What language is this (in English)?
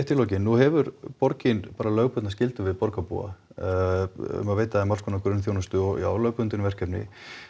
Icelandic